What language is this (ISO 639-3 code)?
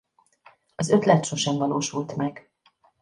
hun